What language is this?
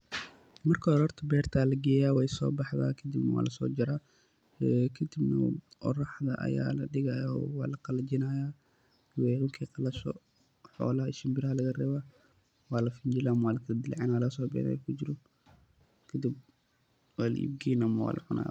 Somali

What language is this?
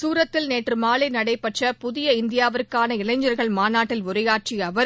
Tamil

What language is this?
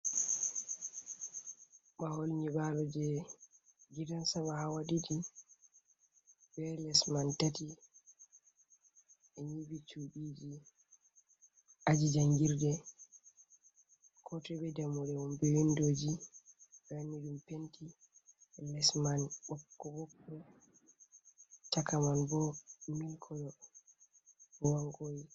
Fula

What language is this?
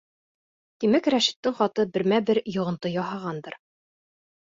Bashkir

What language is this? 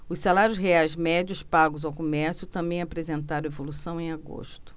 Portuguese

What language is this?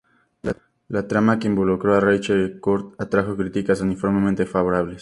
Spanish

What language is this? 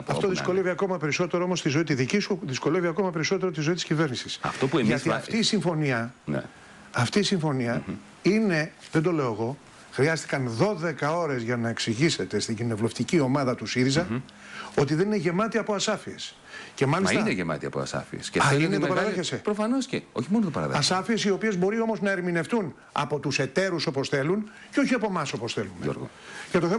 Greek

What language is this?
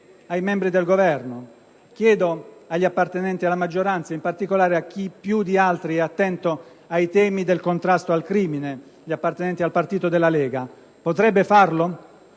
Italian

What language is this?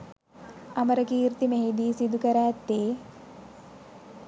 Sinhala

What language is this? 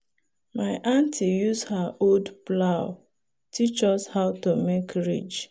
Nigerian Pidgin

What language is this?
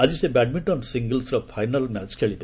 Odia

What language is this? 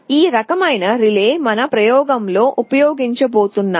Telugu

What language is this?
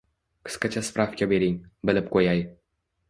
Uzbek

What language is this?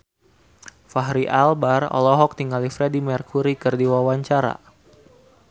Sundanese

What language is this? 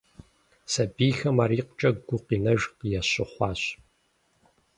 Kabardian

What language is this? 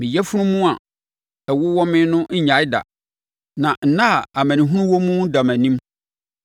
Akan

